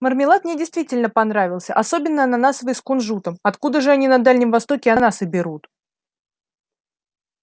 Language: Russian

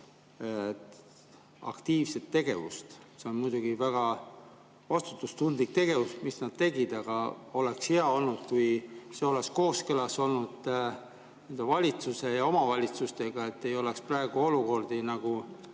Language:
Estonian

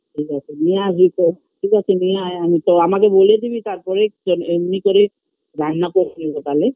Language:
Bangla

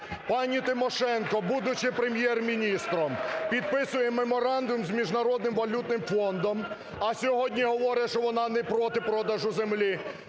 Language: Ukrainian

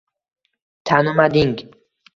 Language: Uzbek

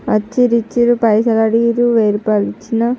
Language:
Telugu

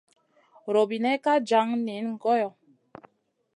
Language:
Masana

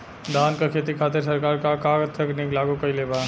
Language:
Bhojpuri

